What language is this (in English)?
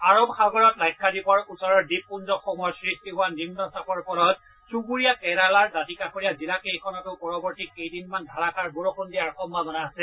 Assamese